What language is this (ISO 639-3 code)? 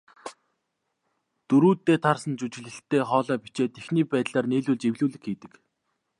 mon